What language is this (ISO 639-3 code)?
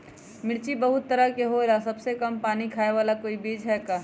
mag